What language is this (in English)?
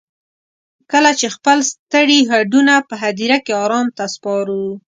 Pashto